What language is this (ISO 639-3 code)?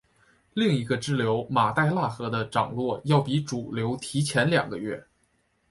zho